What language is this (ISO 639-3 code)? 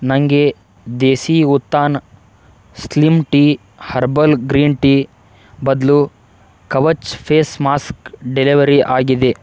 kan